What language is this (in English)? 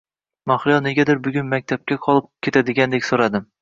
Uzbek